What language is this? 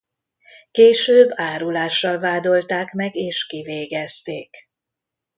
Hungarian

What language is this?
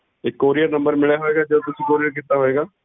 Punjabi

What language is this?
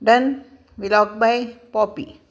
Marathi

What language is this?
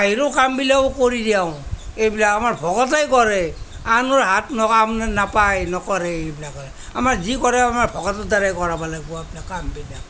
Assamese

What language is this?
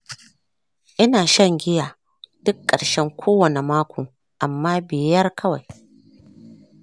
Hausa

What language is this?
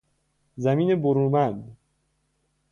Persian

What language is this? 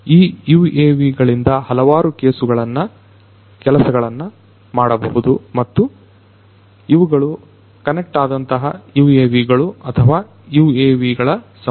Kannada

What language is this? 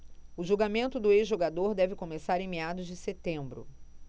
Portuguese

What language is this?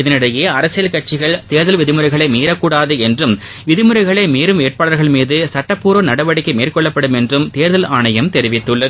Tamil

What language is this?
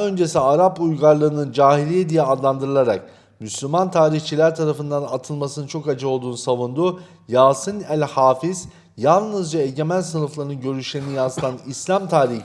Turkish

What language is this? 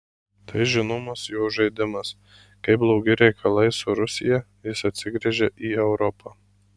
Lithuanian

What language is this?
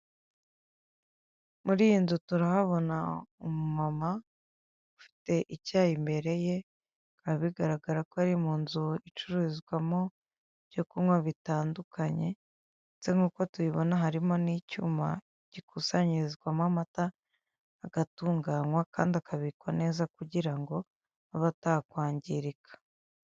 Kinyarwanda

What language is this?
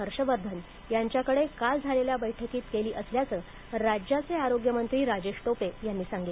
Marathi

